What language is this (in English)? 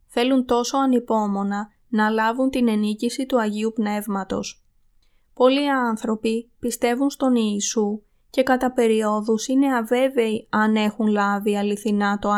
Greek